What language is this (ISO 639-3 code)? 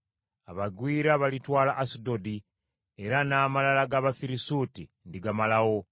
lug